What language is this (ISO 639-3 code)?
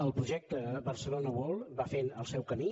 cat